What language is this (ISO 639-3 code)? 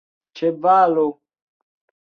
epo